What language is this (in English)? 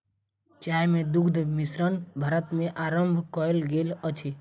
Maithili